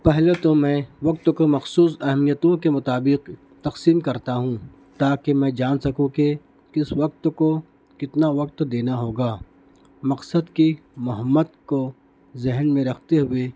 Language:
Urdu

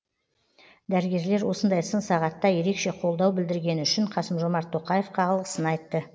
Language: Kazakh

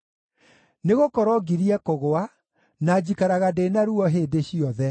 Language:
Kikuyu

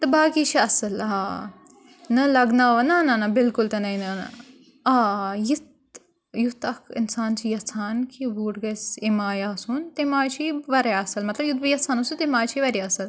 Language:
Kashmiri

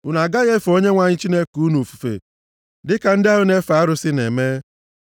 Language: Igbo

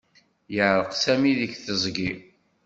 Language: Kabyle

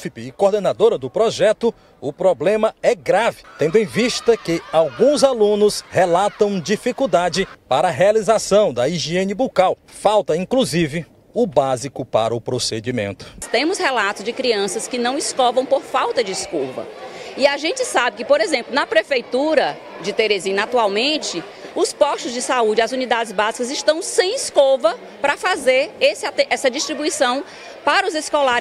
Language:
Portuguese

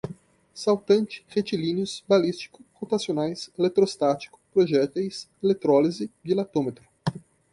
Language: Portuguese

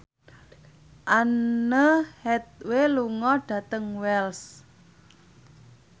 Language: Javanese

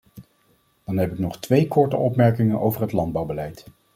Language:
Dutch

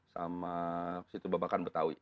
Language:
Indonesian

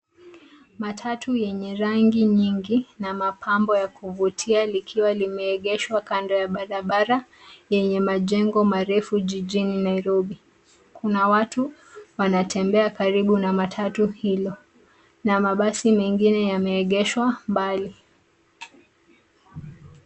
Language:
Swahili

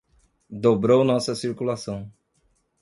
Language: Portuguese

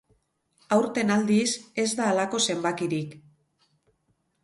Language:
Basque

